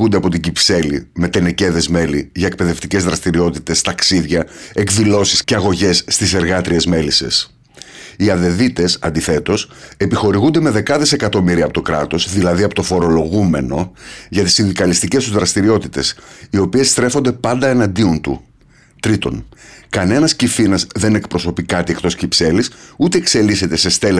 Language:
Greek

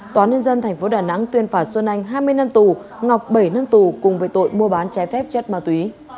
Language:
Vietnamese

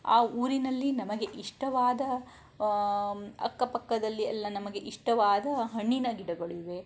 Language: Kannada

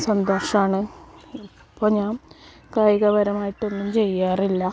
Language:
Malayalam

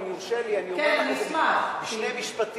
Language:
Hebrew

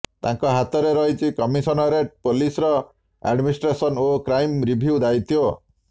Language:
Odia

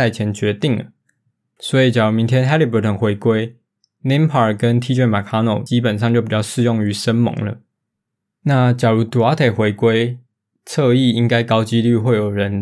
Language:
Chinese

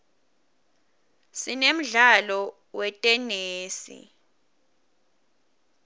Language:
Swati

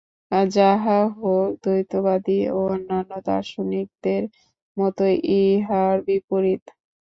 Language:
Bangla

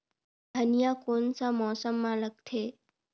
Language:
Chhattisgarhi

